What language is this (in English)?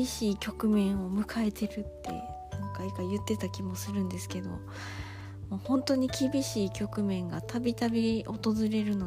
Japanese